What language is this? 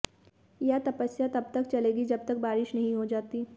Hindi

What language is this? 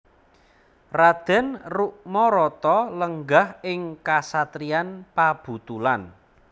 Javanese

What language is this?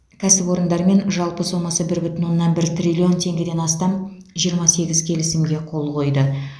Kazakh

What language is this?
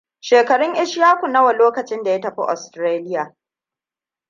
Hausa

